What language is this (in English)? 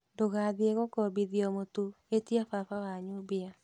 Kikuyu